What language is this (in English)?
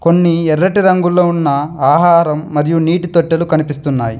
Telugu